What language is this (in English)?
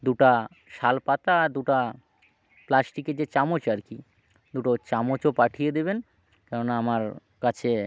Bangla